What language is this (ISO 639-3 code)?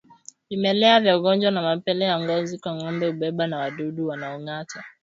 swa